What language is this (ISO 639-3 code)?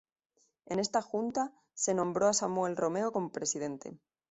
spa